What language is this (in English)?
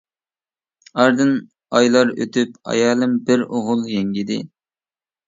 Uyghur